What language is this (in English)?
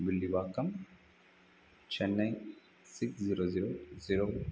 Sanskrit